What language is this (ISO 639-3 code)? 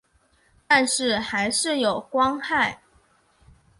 zho